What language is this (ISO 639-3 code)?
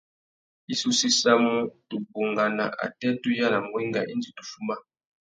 bag